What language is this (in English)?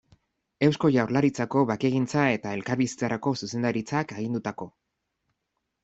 Basque